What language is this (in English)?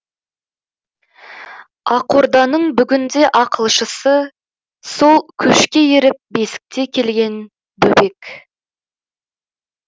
Kazakh